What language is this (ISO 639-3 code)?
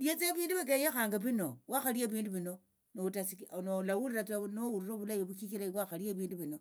lto